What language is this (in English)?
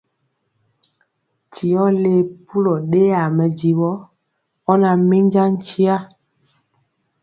Mpiemo